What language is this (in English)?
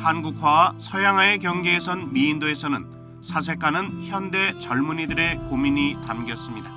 Korean